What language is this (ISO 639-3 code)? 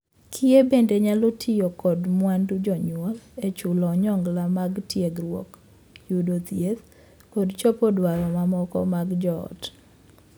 luo